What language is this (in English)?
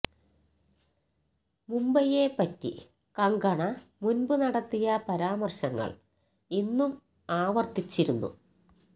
Malayalam